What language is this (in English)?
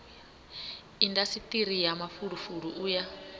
Venda